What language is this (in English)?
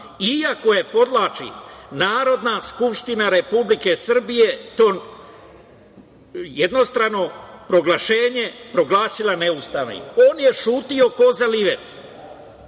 Serbian